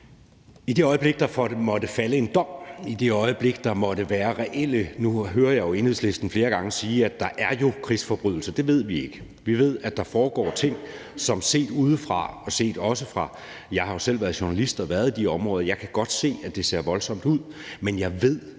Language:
Danish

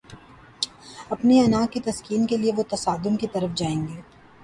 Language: Urdu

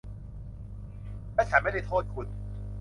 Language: Thai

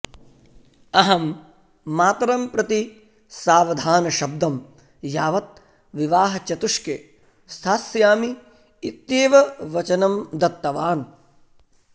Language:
Sanskrit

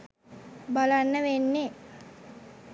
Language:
Sinhala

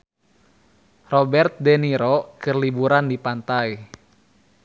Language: Sundanese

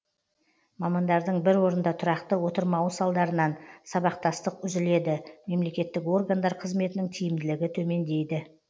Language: Kazakh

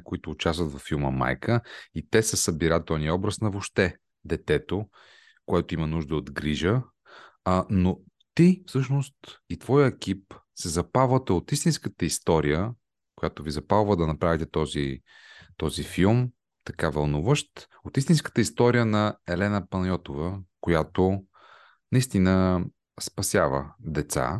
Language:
Bulgarian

